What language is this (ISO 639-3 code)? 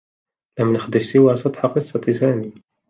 ara